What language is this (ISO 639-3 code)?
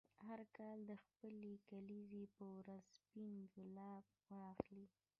pus